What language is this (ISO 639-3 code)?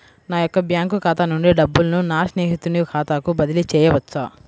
tel